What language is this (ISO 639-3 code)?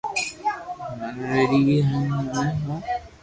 lrk